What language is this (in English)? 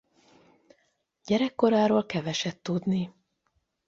Hungarian